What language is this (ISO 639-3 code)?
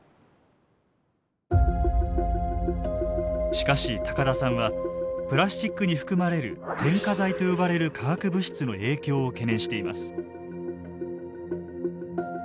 jpn